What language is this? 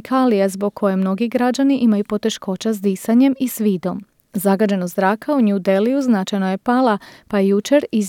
Croatian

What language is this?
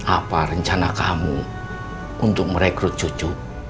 Indonesian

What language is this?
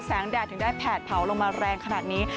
Thai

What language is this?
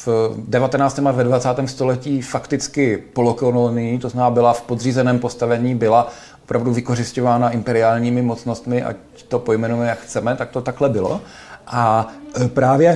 Czech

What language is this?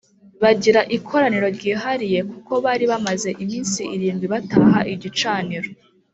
Kinyarwanda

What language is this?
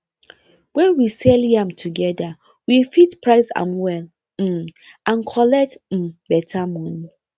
Nigerian Pidgin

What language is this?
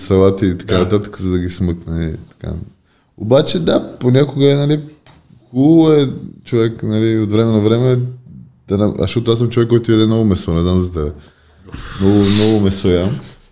Bulgarian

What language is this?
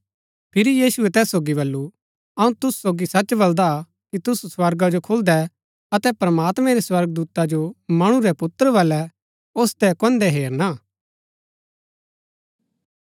Gaddi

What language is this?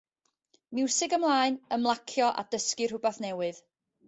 Welsh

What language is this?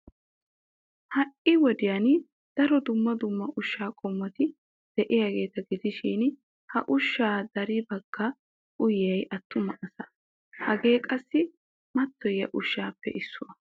Wolaytta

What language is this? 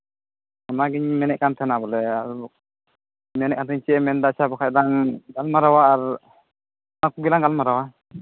Santali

